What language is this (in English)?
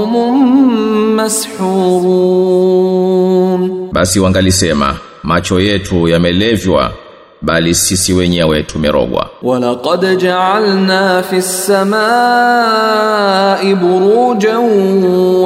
Swahili